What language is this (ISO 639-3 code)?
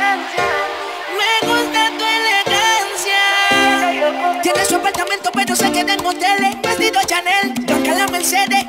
tha